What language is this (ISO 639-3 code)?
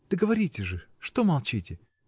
rus